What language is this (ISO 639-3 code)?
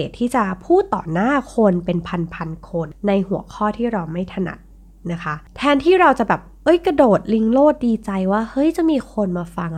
tha